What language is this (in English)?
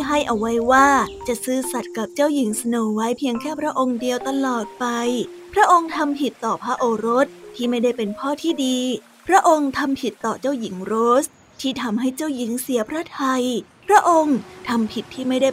Thai